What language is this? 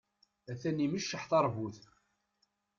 Kabyle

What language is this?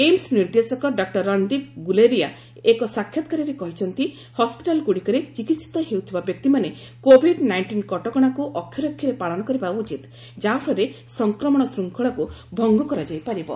Odia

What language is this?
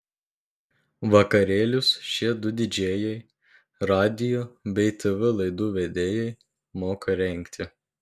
Lithuanian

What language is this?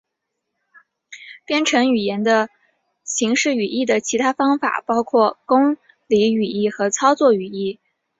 Chinese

